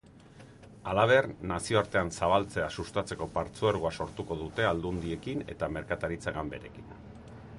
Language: Basque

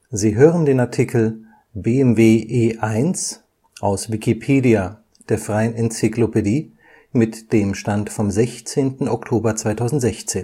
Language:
German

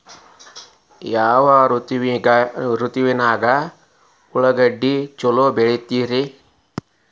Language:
Kannada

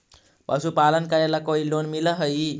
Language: Magahi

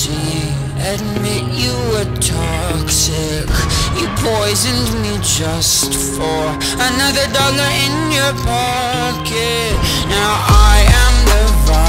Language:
English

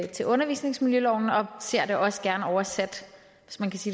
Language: Danish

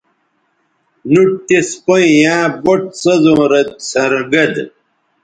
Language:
Bateri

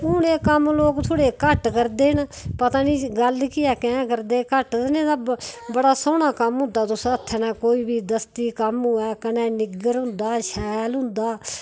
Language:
Dogri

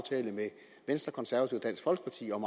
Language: Danish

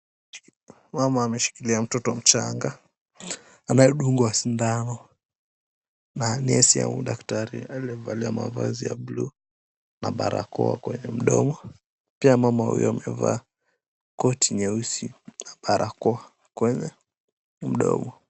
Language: Swahili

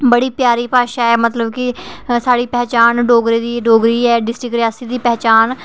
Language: Dogri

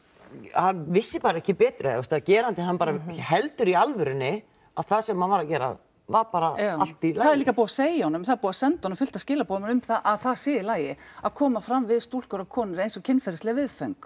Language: Icelandic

